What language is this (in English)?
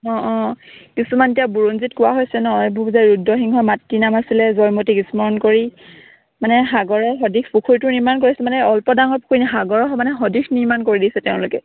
Assamese